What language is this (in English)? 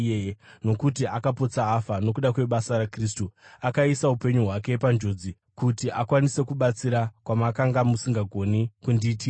Shona